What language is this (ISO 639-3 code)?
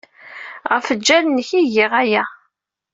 kab